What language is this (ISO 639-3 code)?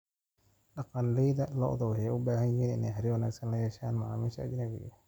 som